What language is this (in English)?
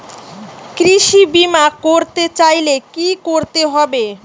Bangla